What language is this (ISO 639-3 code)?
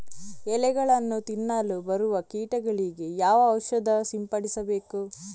kan